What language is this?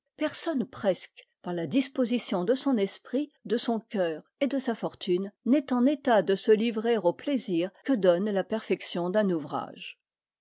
French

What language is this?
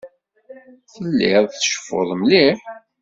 Kabyle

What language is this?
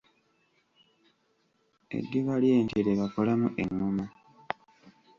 Ganda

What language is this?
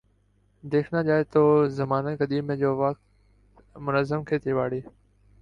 Urdu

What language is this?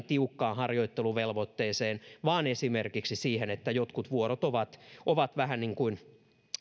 Finnish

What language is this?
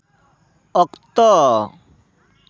Santali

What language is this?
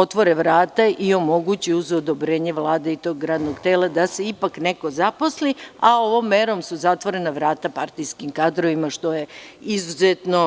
Serbian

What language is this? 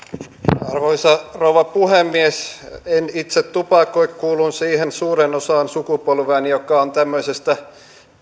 Finnish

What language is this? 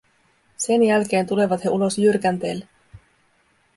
Finnish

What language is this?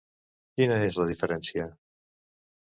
Catalan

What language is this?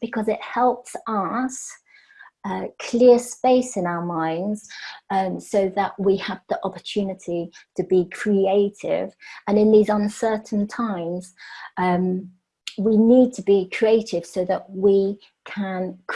English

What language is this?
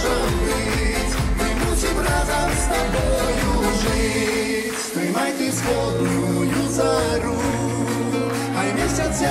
Polish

